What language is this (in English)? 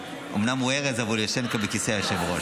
Hebrew